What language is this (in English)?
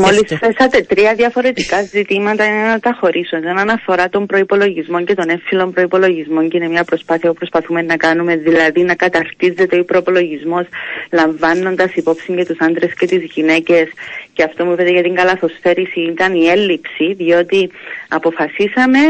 Greek